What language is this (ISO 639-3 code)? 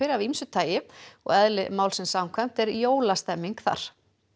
isl